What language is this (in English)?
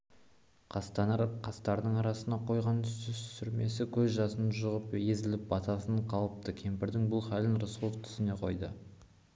Kazakh